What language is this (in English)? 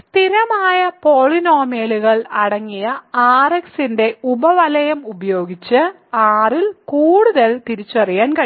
Malayalam